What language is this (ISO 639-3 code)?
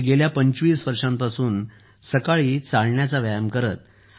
mar